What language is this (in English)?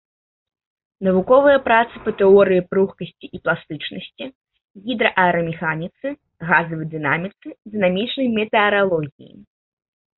Belarusian